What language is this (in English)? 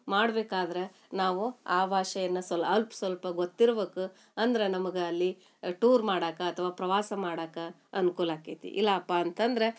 Kannada